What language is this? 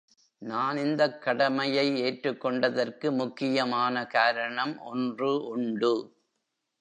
Tamil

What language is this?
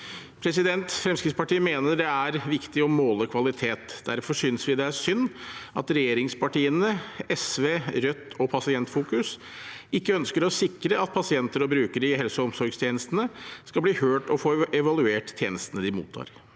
Norwegian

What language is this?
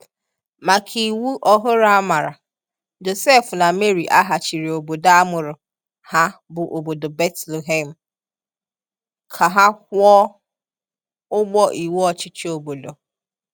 Igbo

